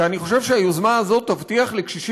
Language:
Hebrew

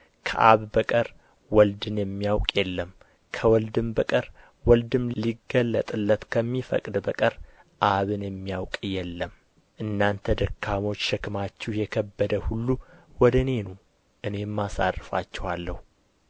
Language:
Amharic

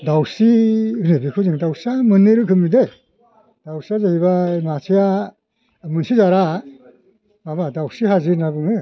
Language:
Bodo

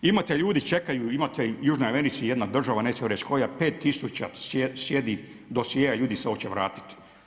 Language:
Croatian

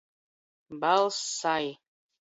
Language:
Latvian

